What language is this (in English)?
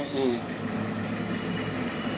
Thai